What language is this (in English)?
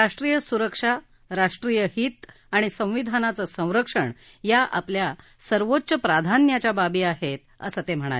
Marathi